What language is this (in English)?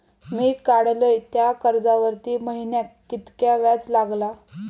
Marathi